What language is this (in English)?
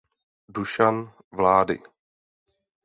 Czech